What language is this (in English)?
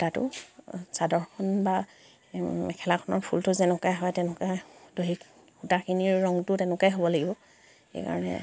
Assamese